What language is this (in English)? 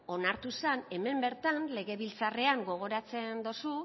Basque